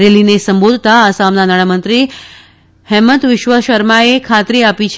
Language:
Gujarati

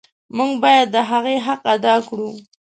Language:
Pashto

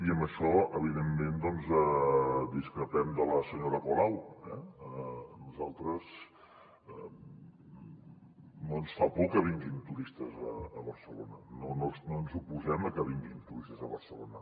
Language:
Catalan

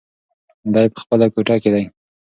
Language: Pashto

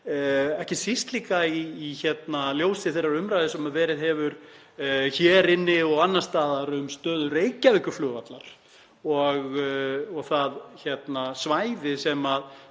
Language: Icelandic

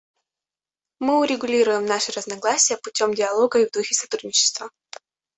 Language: Russian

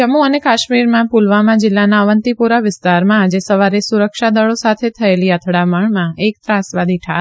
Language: Gujarati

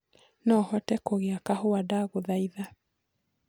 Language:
Kikuyu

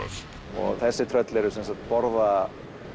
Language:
Icelandic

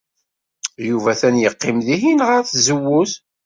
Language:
Kabyle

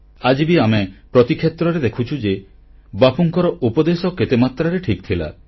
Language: Odia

